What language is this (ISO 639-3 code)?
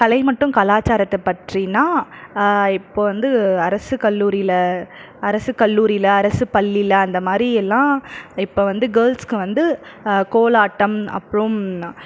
tam